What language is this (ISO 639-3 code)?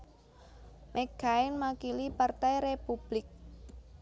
jav